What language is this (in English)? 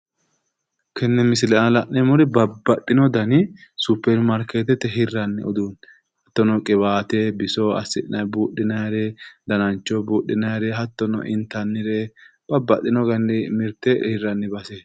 Sidamo